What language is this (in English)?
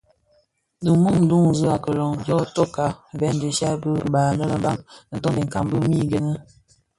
Bafia